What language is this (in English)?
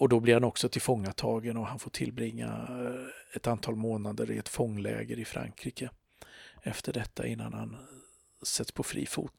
Swedish